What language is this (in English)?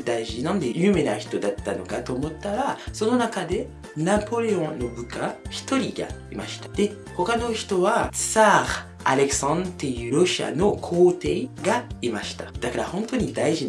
Japanese